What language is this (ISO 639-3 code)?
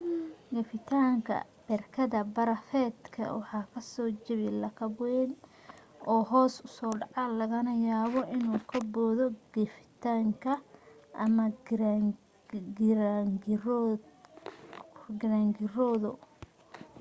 som